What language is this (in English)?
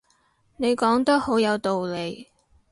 Cantonese